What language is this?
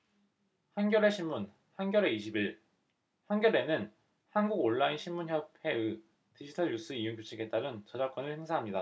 Korean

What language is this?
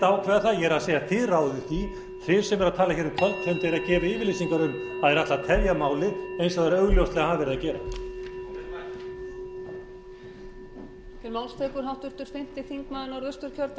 Icelandic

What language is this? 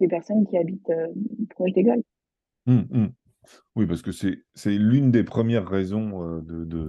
French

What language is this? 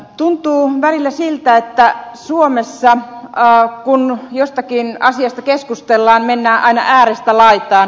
Finnish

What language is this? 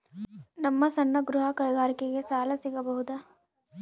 Kannada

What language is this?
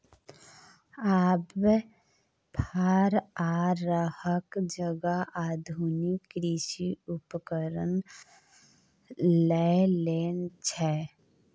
Maithili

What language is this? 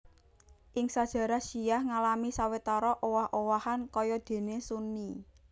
Javanese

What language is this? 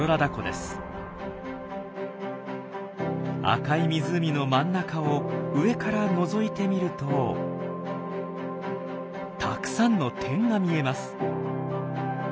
Japanese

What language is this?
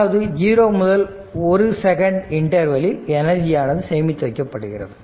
Tamil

